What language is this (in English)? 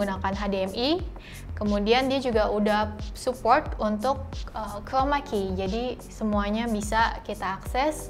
Indonesian